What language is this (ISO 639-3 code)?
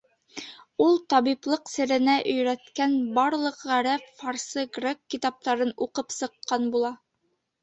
bak